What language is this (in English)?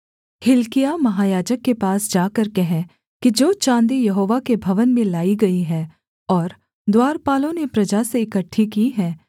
Hindi